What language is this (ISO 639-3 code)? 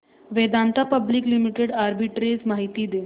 mar